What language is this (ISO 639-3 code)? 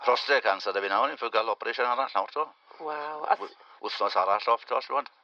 cym